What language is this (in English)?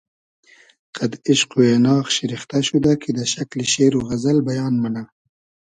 Hazaragi